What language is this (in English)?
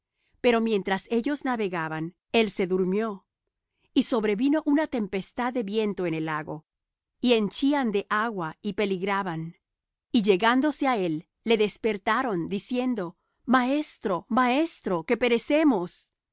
Spanish